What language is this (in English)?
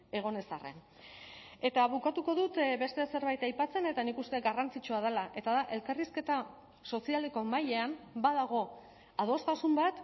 Basque